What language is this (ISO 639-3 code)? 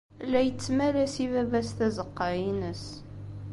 kab